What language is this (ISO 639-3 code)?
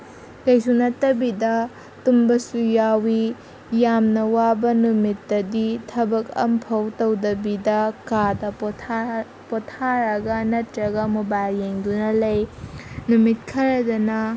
mni